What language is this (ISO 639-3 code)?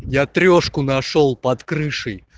rus